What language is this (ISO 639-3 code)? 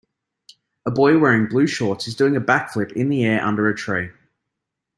eng